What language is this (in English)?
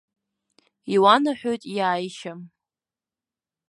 Abkhazian